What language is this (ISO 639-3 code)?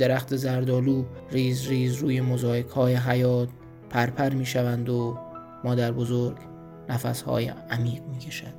fas